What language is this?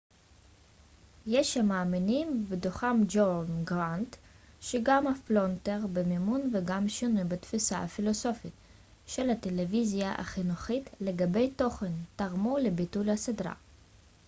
Hebrew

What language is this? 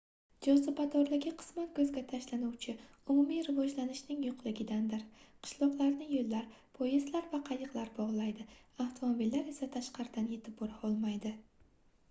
Uzbek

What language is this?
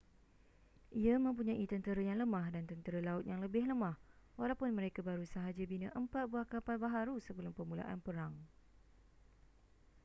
Malay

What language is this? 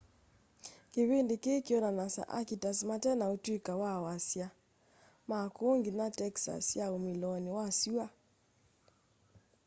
Kamba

